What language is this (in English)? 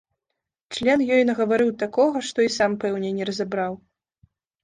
Belarusian